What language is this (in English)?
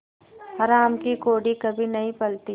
Hindi